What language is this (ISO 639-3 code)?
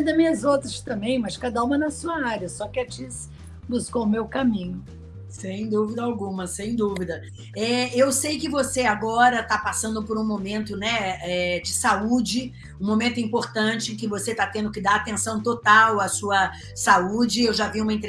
por